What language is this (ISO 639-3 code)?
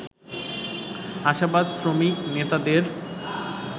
ben